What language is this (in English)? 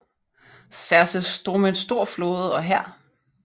Danish